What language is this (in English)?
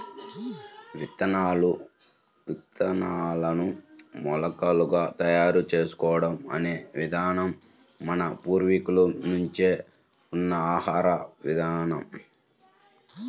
Telugu